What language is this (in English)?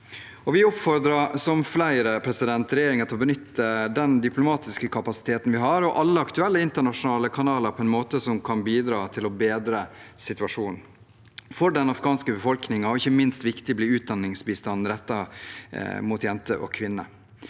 Norwegian